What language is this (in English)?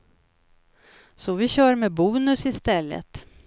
Swedish